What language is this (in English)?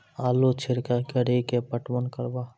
Maithili